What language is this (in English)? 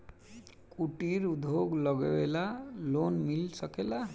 Bhojpuri